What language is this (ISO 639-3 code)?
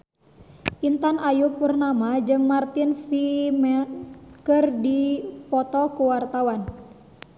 sun